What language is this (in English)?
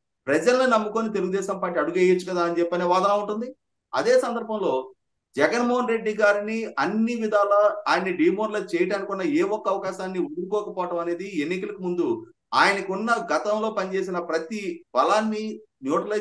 Telugu